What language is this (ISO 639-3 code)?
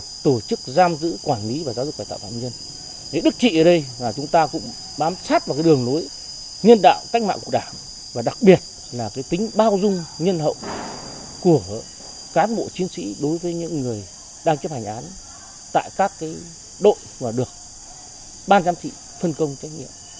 vie